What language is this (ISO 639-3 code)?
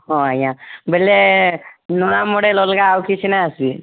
ori